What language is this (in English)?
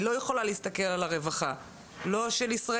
Hebrew